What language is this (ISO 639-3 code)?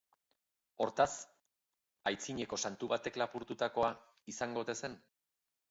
eus